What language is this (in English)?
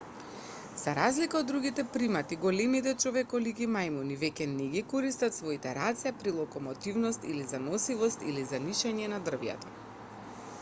Macedonian